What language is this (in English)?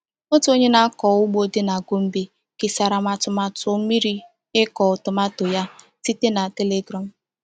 Igbo